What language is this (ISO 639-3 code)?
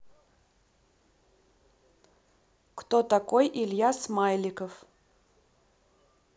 rus